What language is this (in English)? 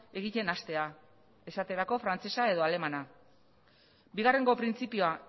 Basque